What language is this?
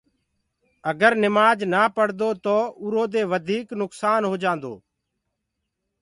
Gurgula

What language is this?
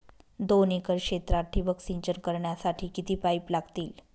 Marathi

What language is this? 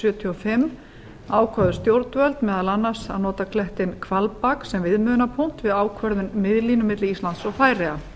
Icelandic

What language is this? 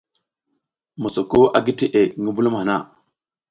South Giziga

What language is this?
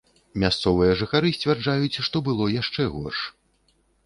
Belarusian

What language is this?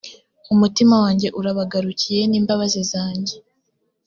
Kinyarwanda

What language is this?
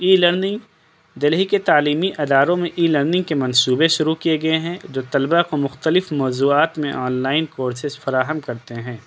Urdu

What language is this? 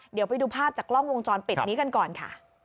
Thai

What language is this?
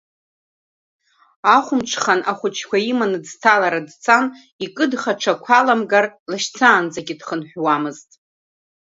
Abkhazian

